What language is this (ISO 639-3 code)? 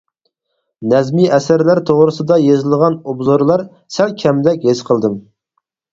uig